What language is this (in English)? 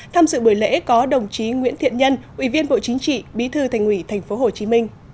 Vietnamese